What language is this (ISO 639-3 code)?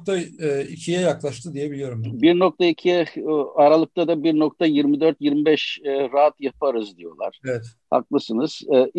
tur